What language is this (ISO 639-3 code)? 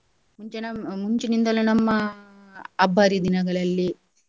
kan